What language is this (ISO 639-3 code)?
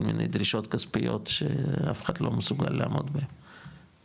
heb